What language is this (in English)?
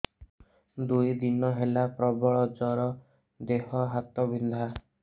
Odia